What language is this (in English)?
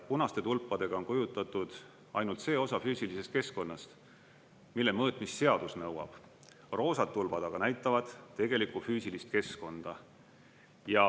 Estonian